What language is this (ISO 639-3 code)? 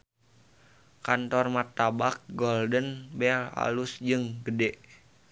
sun